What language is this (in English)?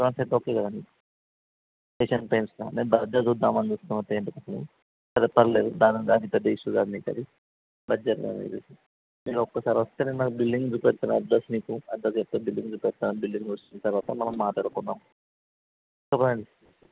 Telugu